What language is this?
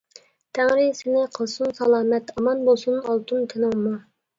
Uyghur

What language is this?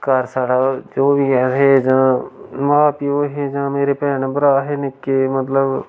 Dogri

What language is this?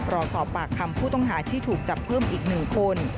Thai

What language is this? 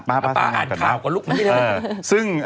Thai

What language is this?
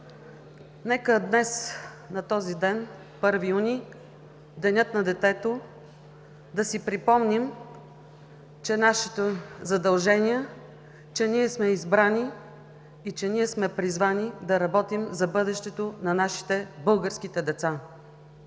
Bulgarian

